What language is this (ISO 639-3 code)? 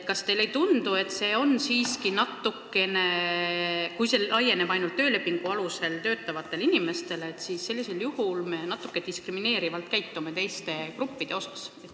est